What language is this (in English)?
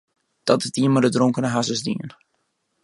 Western Frisian